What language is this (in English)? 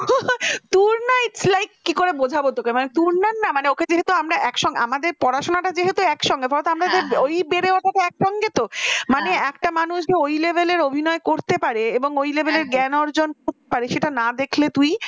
Bangla